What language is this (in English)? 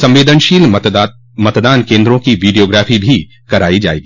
Hindi